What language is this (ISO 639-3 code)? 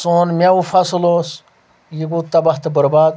kas